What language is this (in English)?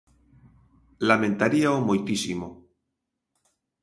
Galician